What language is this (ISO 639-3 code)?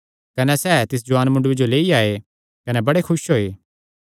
xnr